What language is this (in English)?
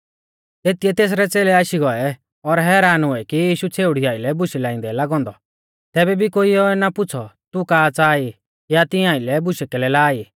Mahasu Pahari